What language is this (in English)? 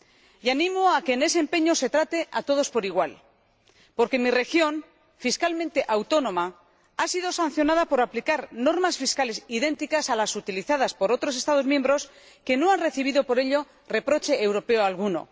Spanish